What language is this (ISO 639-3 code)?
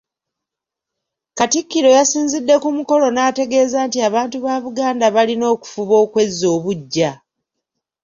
lug